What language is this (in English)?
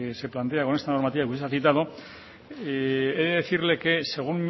Spanish